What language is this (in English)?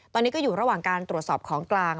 Thai